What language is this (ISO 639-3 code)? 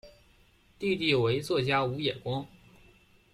zho